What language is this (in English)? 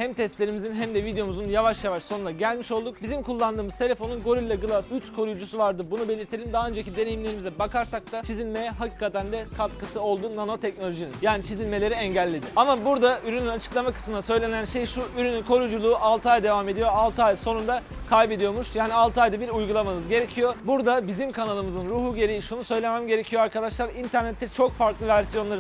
Turkish